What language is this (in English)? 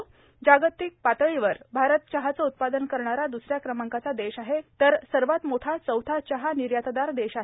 Marathi